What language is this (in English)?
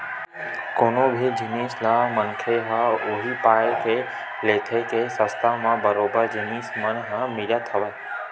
Chhattisgarhi